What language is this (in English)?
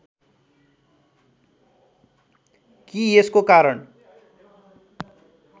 Nepali